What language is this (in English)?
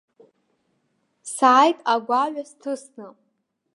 Abkhazian